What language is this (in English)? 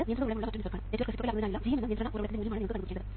Malayalam